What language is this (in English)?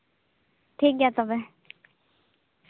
Santali